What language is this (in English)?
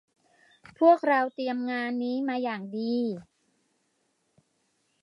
Thai